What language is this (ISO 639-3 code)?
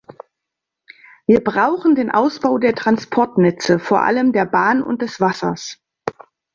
deu